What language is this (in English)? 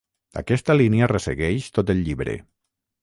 Catalan